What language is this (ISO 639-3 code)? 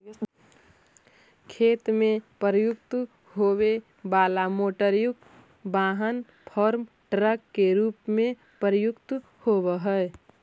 mag